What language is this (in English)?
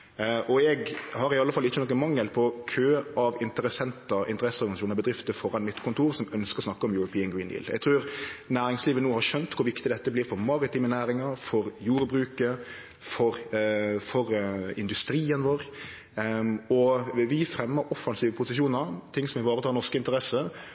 Norwegian Nynorsk